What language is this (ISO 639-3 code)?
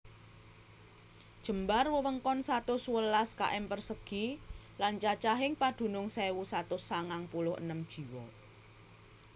jav